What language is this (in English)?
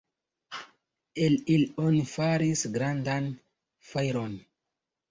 Esperanto